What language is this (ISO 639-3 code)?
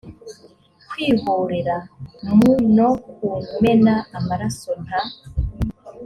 kin